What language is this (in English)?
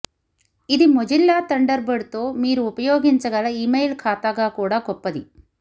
Telugu